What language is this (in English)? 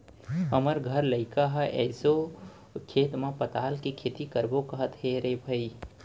Chhattisgarhi